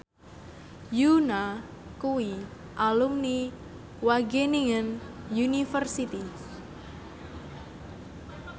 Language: Javanese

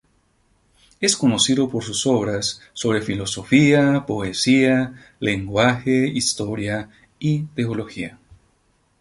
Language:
Spanish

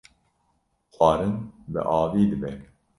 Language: Kurdish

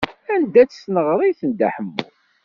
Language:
Kabyle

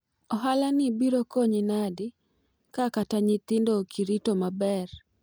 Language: Luo (Kenya and Tanzania)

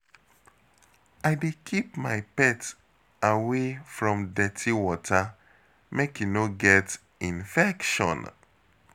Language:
Nigerian Pidgin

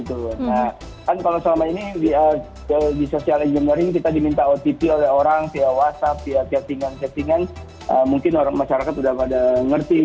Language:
Indonesian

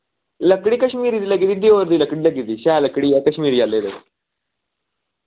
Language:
Dogri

